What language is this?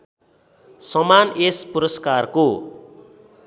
Nepali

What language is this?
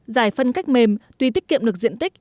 Vietnamese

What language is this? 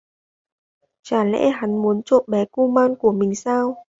Vietnamese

